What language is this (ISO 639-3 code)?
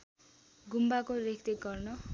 nep